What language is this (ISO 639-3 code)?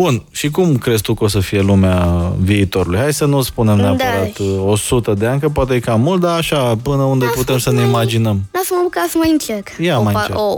ron